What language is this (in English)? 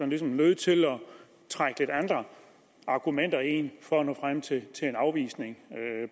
Danish